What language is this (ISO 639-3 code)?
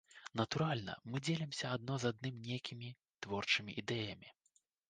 bel